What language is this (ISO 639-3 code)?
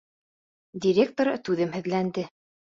bak